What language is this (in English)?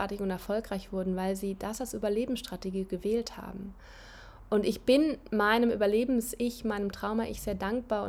German